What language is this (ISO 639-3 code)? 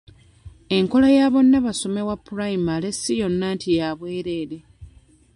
lug